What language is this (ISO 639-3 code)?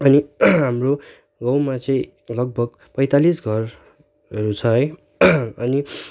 nep